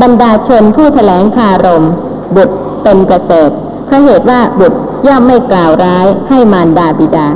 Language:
Thai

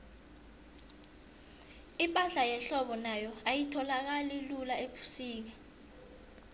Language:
South Ndebele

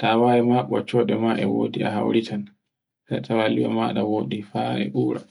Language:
Borgu Fulfulde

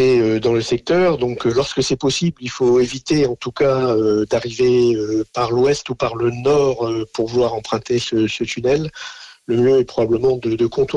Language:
French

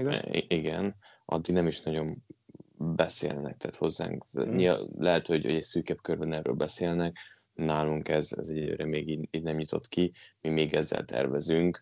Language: Hungarian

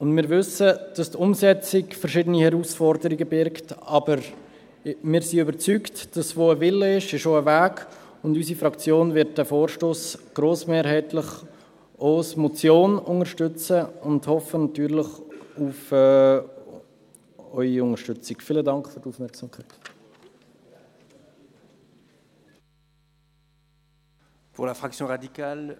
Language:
Swiss German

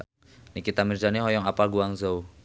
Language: Sundanese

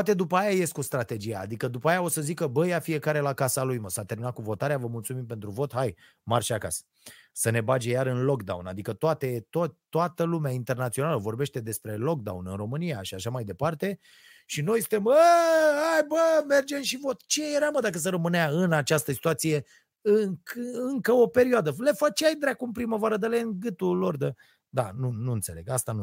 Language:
Romanian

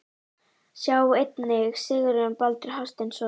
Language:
Icelandic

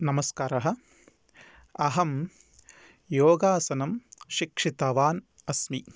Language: Sanskrit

